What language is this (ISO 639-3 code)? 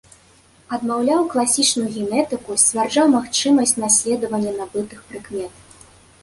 bel